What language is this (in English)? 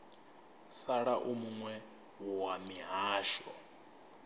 Venda